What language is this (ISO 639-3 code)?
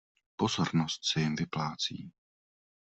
ces